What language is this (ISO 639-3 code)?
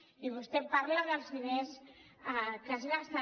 cat